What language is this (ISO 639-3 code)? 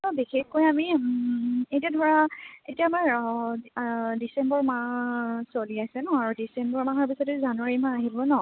asm